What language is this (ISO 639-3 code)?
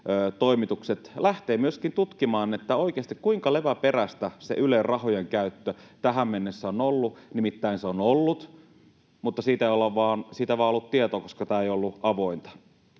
fin